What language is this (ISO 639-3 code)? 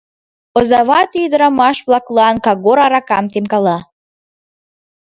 chm